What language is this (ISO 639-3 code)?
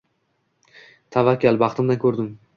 uzb